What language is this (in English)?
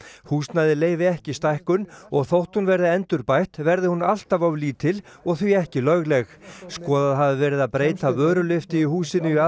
Icelandic